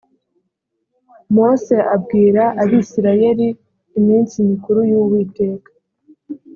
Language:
Kinyarwanda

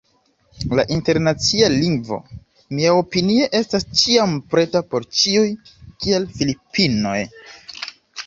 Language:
Esperanto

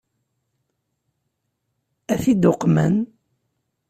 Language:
Kabyle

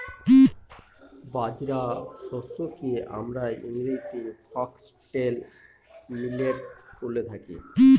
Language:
Bangla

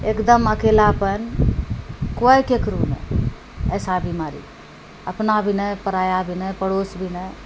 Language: Maithili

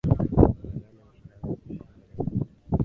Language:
Swahili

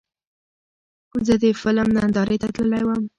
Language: Pashto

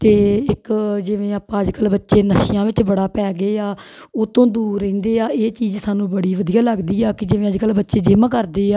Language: Punjabi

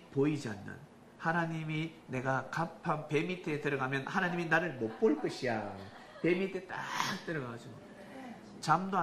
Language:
Korean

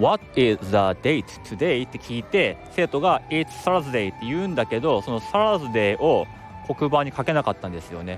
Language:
Japanese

